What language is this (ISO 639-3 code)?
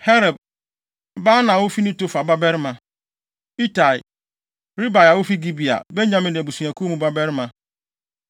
aka